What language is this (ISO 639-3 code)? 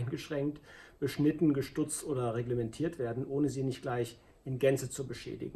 deu